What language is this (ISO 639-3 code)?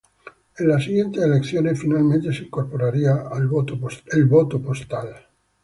spa